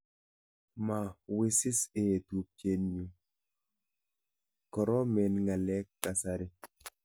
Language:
Kalenjin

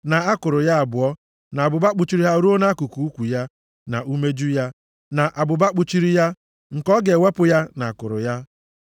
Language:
Igbo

